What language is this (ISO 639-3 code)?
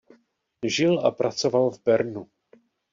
ces